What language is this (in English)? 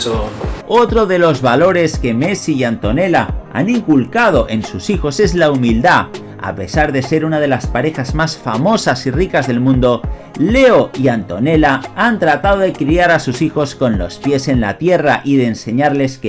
Spanish